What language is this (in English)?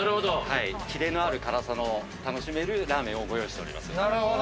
Japanese